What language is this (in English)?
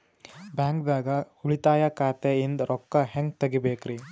Kannada